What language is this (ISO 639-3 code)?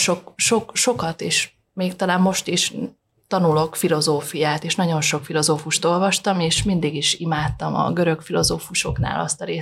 hun